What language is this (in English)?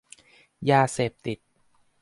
Thai